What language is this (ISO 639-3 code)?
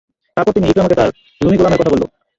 ben